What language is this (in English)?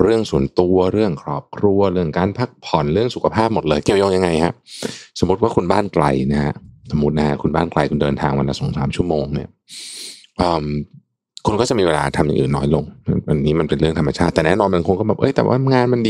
Thai